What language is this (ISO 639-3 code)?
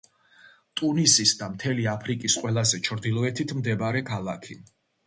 kat